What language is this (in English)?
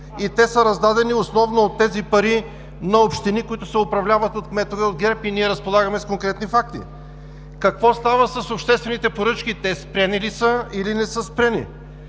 Bulgarian